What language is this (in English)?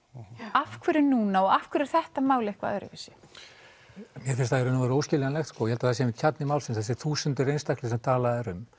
Icelandic